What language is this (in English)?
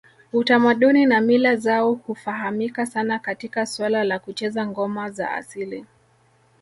Swahili